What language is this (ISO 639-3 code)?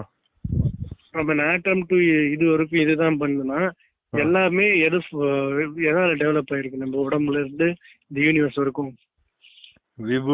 tam